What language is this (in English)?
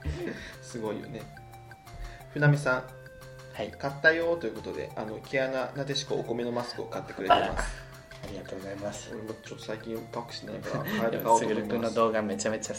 Japanese